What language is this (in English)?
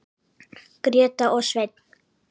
Icelandic